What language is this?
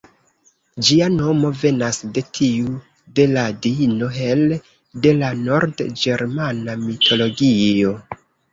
Esperanto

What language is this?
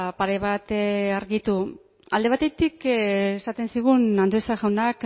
Basque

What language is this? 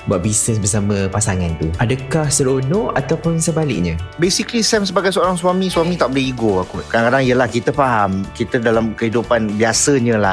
Malay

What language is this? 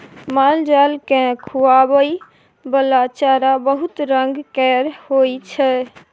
Maithili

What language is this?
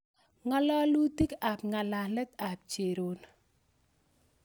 Kalenjin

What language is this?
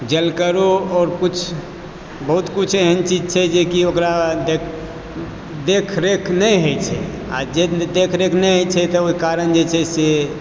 Maithili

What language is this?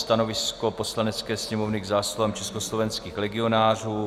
Czech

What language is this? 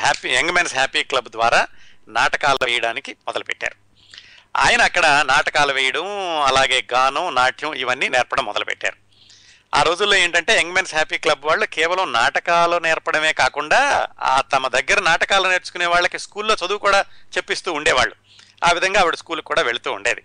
Telugu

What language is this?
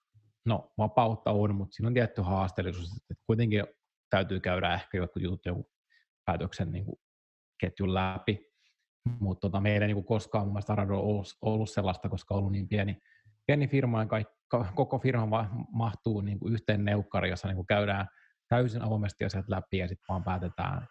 Finnish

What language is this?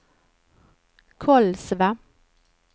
Swedish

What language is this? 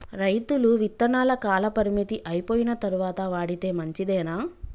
Telugu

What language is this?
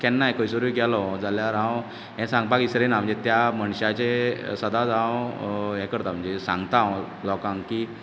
Konkani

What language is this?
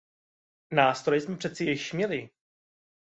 Czech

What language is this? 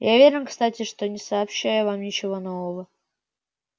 Russian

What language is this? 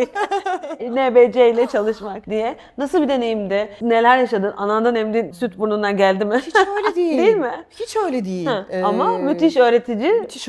Turkish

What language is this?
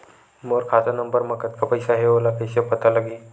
Chhattisgarhi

